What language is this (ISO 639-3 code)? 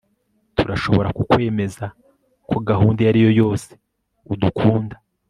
kin